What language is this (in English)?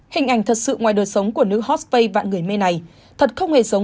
Vietnamese